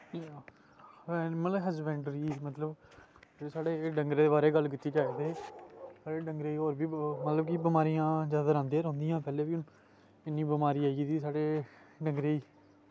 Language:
Dogri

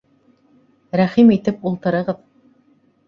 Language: Bashkir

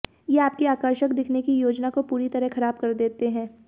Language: Hindi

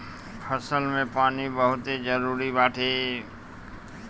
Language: Bhojpuri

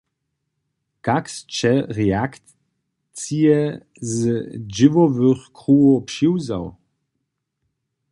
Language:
Upper Sorbian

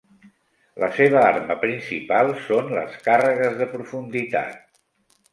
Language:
Catalan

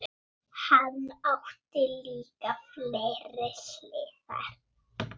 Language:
Icelandic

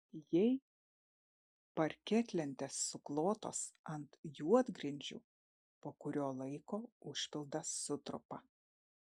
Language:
Lithuanian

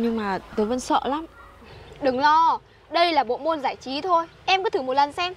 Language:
Vietnamese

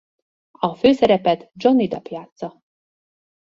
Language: Hungarian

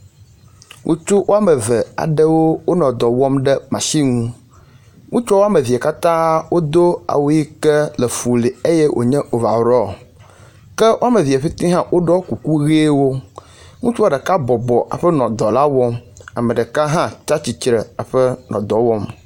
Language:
Ewe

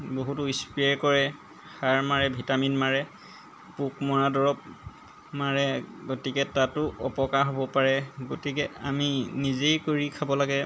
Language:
Assamese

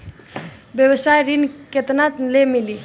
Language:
Bhojpuri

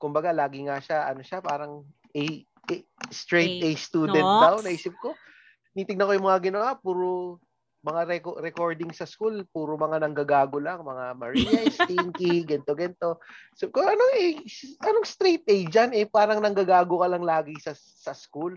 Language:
Filipino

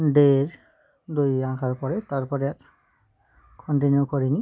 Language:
Bangla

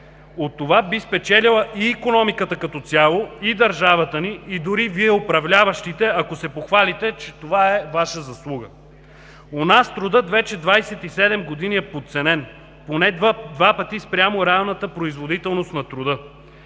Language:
Bulgarian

